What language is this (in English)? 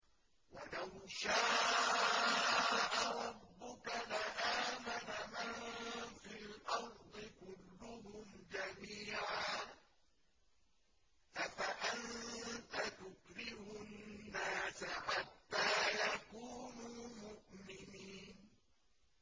Arabic